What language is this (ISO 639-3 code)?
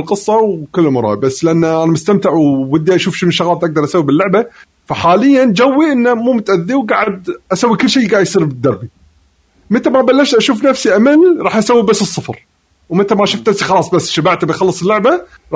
ara